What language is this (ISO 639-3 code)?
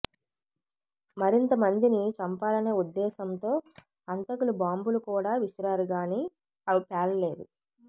tel